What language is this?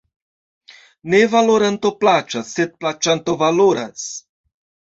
Esperanto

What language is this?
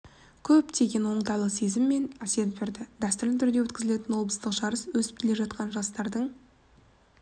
Kazakh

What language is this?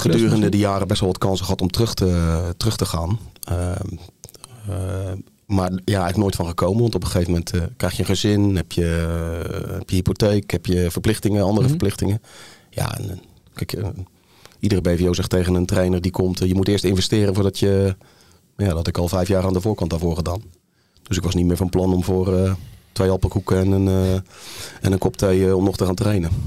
Dutch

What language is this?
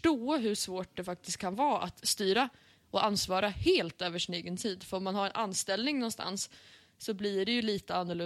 Swedish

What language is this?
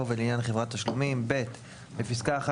Hebrew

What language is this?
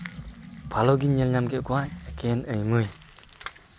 Santali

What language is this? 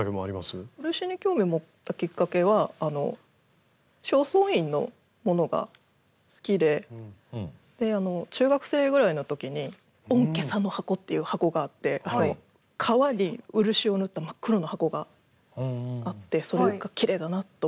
Japanese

